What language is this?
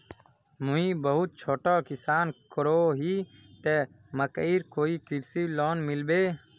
Magahi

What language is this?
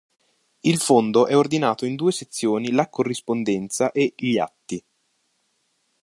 Italian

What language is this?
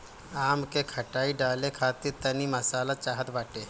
Bhojpuri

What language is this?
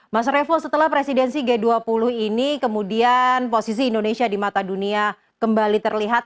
Indonesian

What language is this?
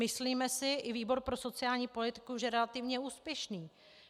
Czech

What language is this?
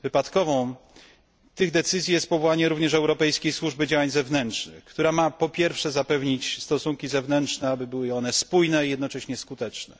Polish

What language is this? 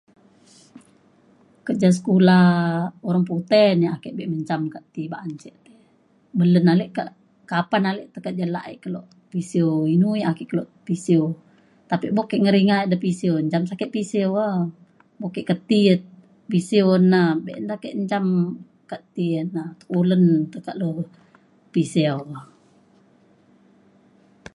Mainstream Kenyah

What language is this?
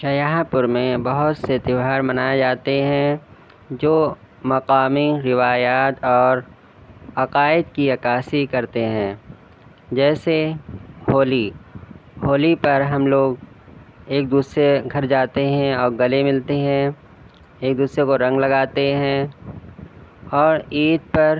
Urdu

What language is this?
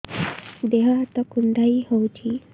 Odia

